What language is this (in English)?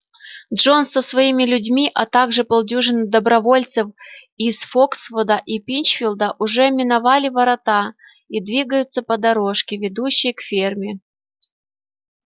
Russian